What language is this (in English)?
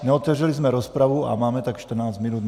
Czech